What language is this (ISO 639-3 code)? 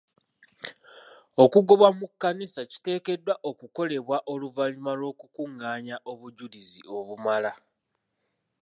lug